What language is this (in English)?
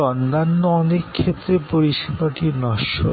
Bangla